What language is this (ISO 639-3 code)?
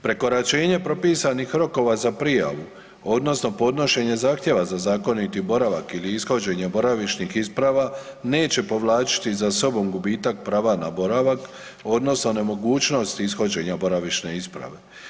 hrv